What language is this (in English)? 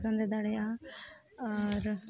Santali